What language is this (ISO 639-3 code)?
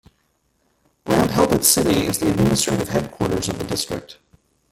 eng